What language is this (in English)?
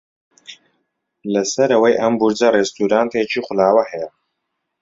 Central Kurdish